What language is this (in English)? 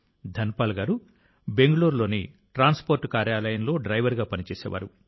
Telugu